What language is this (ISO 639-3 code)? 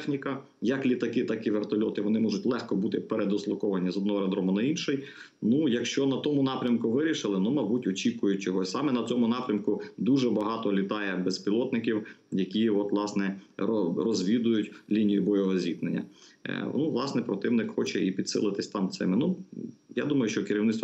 ukr